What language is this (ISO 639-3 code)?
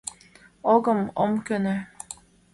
chm